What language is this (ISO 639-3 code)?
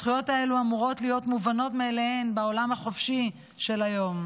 heb